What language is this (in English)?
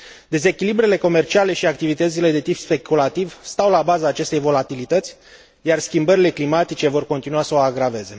Romanian